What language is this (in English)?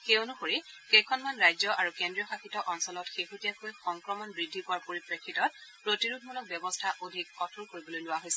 Assamese